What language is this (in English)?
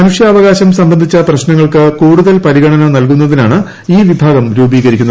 Malayalam